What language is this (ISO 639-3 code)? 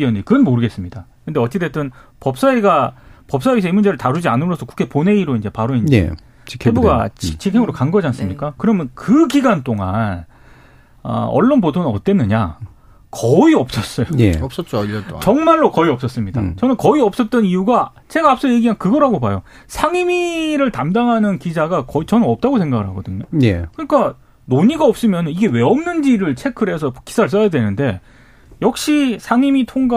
kor